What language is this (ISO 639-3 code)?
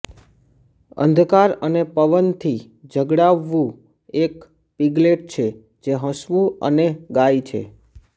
guj